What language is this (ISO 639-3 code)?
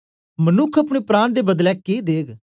doi